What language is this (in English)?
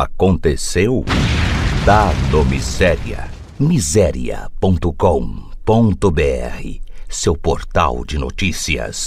Portuguese